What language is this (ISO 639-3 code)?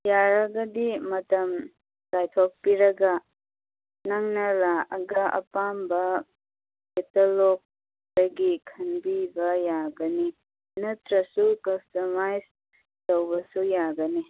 mni